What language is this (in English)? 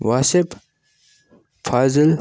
Kashmiri